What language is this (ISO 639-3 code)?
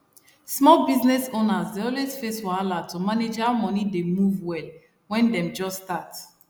pcm